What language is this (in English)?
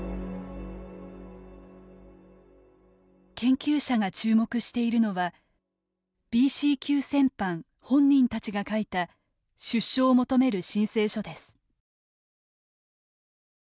Japanese